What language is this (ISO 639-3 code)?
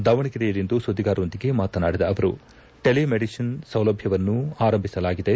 kan